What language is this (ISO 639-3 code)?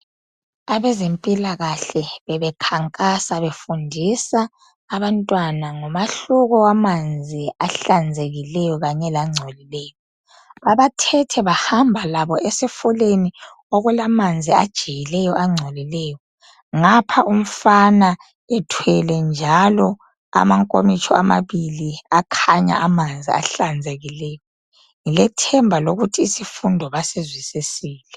nde